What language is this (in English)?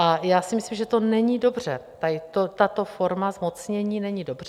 Czech